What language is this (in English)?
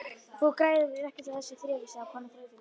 Icelandic